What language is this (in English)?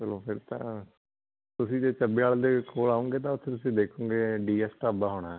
Punjabi